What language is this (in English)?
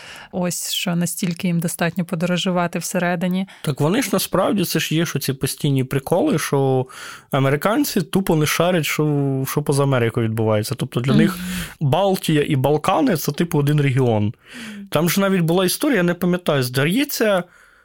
Ukrainian